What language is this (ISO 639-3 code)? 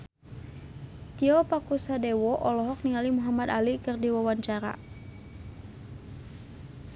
sun